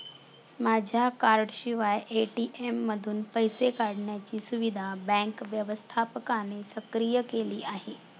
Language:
Marathi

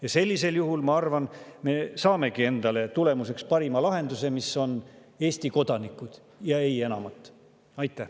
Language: Estonian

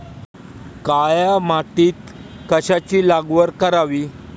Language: Marathi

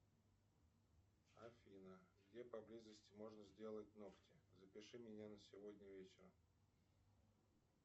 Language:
Russian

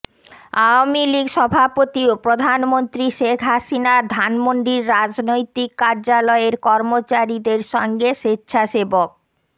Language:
Bangla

